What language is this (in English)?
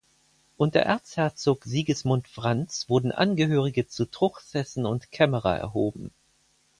German